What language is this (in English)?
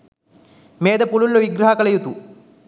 Sinhala